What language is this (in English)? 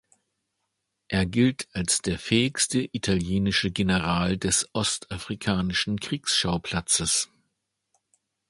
German